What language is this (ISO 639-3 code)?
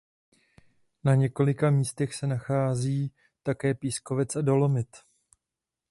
ces